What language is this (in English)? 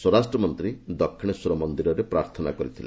Odia